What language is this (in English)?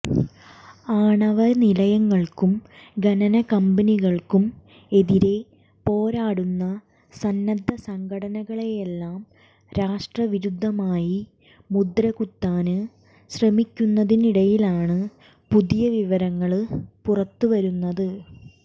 Malayalam